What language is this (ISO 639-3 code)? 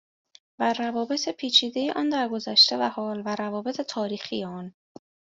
fas